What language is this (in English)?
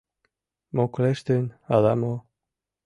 Mari